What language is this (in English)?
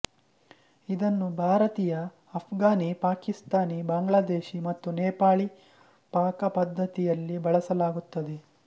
Kannada